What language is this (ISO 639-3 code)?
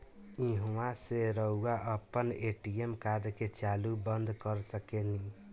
bho